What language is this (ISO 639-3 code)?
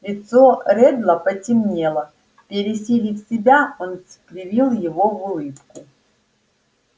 rus